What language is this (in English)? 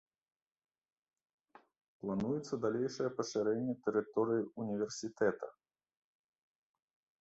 Belarusian